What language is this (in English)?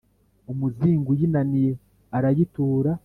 Kinyarwanda